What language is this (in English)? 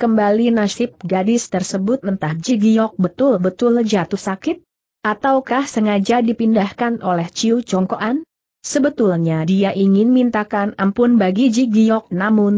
Indonesian